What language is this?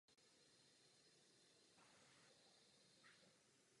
Czech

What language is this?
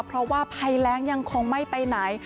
Thai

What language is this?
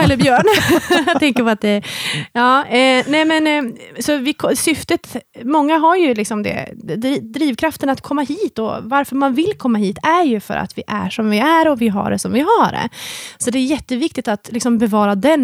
Swedish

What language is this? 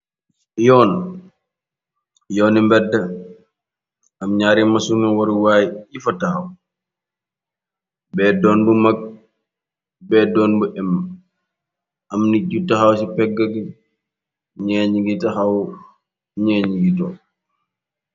Wolof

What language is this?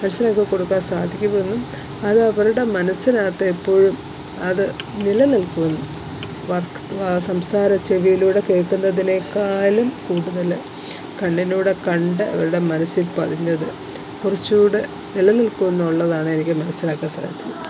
Malayalam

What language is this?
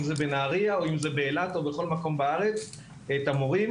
Hebrew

